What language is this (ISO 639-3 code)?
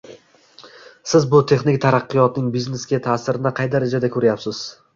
uzb